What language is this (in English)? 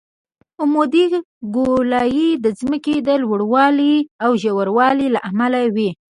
Pashto